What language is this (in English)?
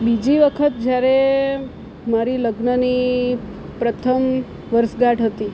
Gujarati